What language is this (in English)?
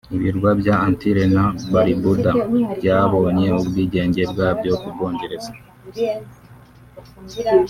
Kinyarwanda